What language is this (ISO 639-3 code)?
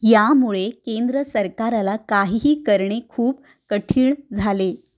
mar